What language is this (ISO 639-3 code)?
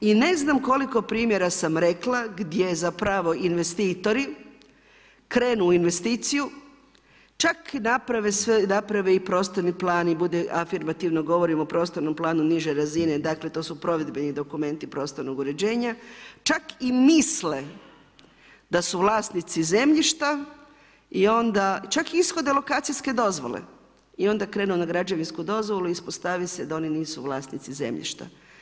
hrv